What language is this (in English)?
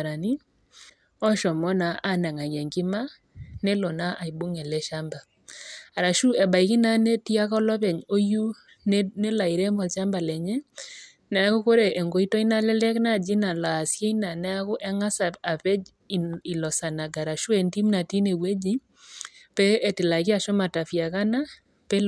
Masai